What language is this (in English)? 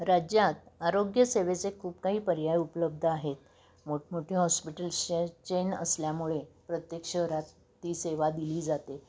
Marathi